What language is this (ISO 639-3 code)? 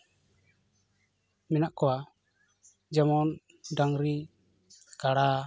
sat